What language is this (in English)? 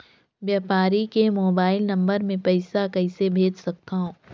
Chhattisgarhi